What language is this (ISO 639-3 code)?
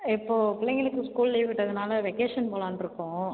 tam